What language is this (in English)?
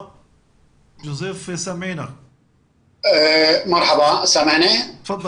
Hebrew